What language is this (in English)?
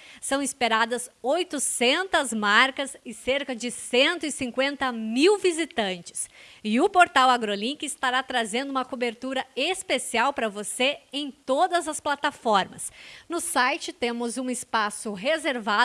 Portuguese